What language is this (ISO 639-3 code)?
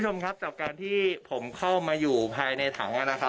tha